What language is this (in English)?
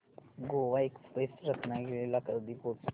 Marathi